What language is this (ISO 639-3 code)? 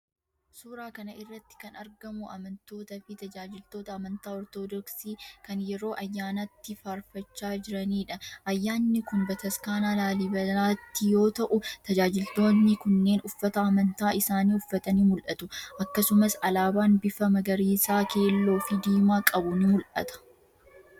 orm